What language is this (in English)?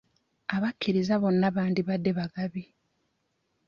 Ganda